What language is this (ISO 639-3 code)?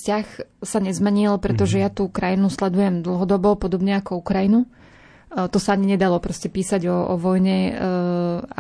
slk